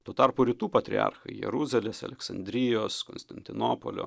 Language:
Lithuanian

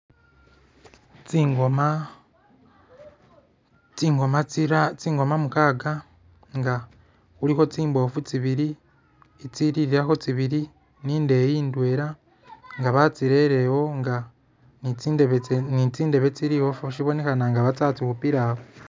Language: Masaaba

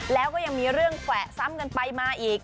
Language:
Thai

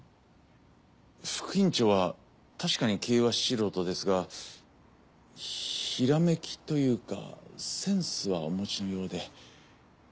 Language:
Japanese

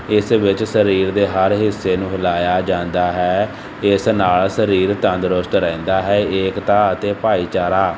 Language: Punjabi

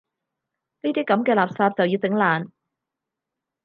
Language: Cantonese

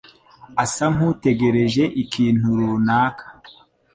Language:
Kinyarwanda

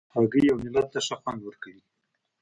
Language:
Pashto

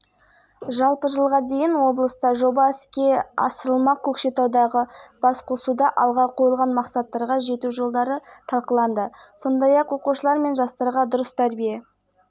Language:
Kazakh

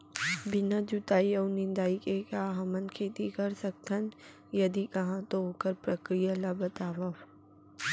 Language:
Chhattisgarhi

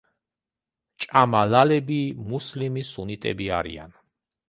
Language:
Georgian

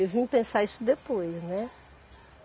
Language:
Portuguese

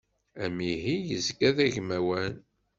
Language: Kabyle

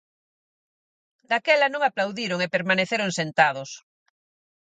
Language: Galician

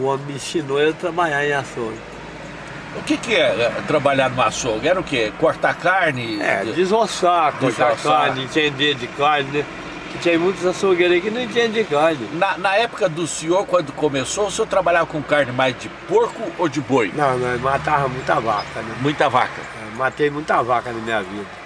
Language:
Portuguese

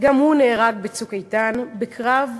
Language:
Hebrew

